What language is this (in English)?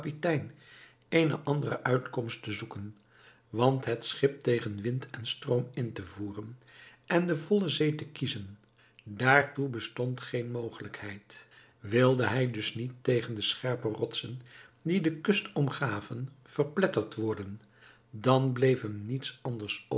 Dutch